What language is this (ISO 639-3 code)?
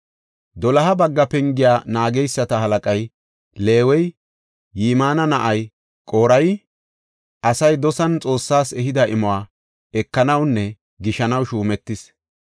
gof